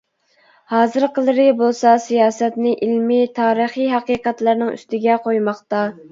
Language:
Uyghur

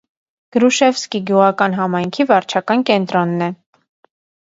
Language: Armenian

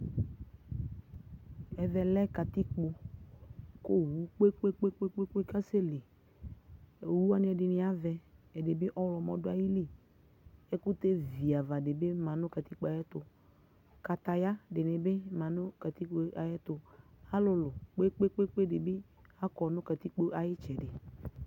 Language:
Ikposo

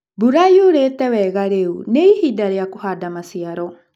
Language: Kikuyu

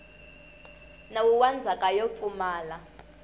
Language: Tsonga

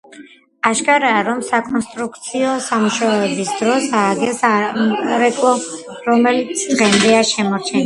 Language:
Georgian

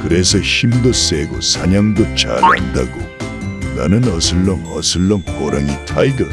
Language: Korean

